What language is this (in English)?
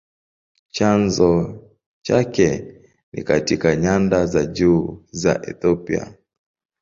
Swahili